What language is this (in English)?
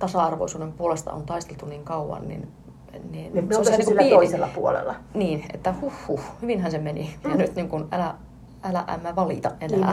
Finnish